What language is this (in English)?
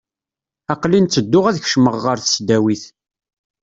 Kabyle